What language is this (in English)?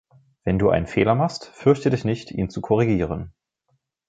German